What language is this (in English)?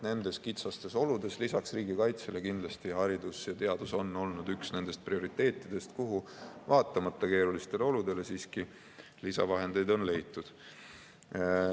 Estonian